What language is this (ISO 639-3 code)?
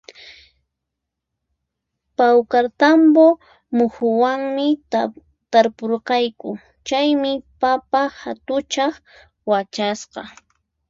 qxp